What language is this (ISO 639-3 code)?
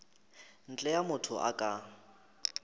nso